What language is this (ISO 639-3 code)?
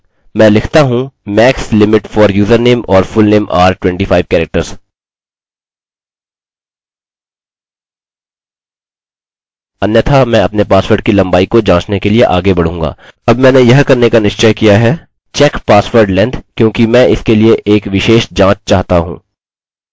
hin